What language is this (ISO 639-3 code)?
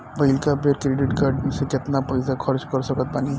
bho